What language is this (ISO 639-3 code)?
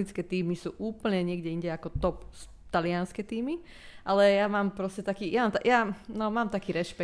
slk